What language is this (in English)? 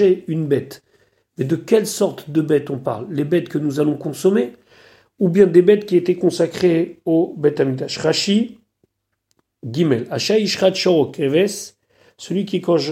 French